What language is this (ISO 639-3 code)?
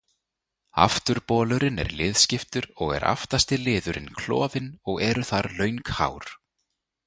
isl